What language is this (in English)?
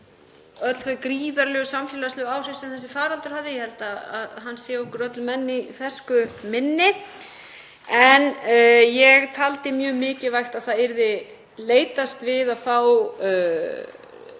Icelandic